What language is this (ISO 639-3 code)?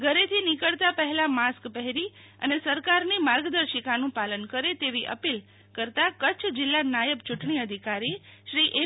guj